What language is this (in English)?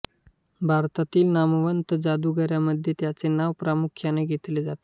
Marathi